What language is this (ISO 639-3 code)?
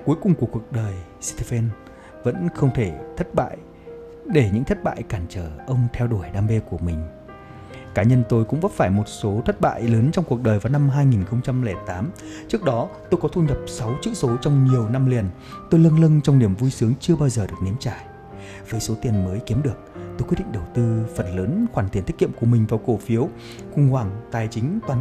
vie